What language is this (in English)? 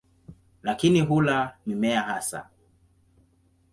Swahili